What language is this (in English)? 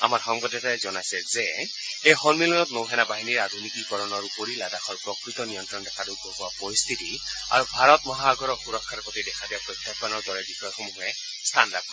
Assamese